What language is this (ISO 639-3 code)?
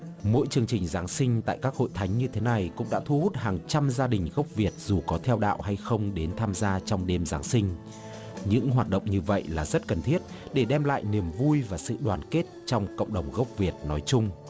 vie